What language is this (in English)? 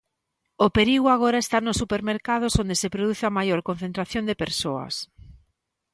Galician